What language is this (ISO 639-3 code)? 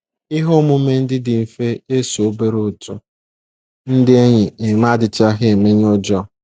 ibo